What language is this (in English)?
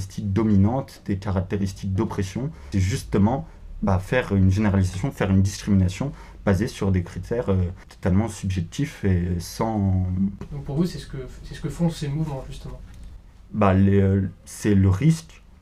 French